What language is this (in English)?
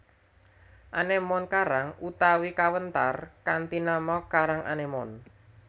Javanese